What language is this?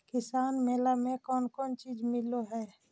Magahi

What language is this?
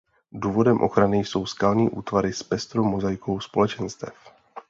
Czech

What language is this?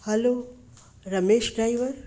Sindhi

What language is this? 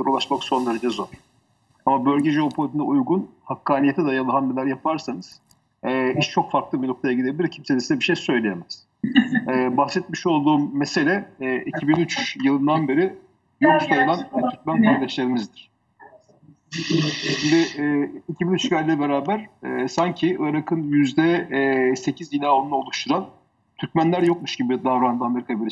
Turkish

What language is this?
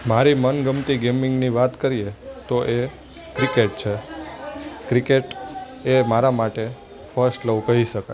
Gujarati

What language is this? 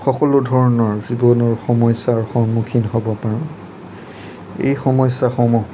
Assamese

